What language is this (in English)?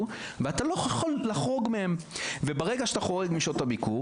Hebrew